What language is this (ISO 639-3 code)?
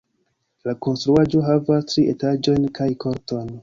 epo